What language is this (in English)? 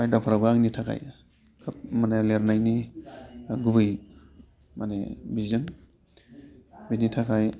Bodo